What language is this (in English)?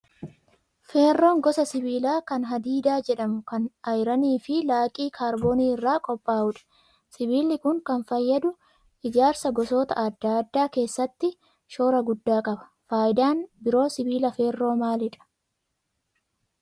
Oromo